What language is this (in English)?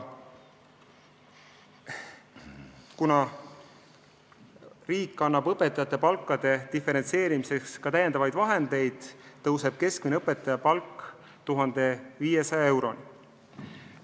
Estonian